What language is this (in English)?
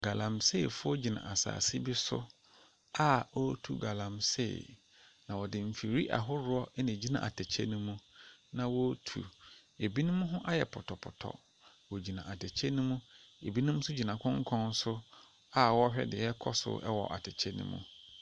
Akan